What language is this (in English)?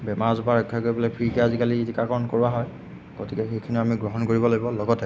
Assamese